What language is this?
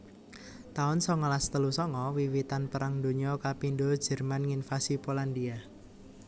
Javanese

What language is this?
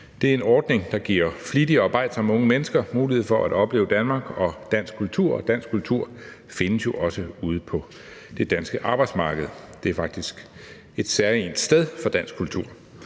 Danish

